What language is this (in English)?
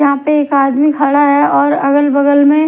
Hindi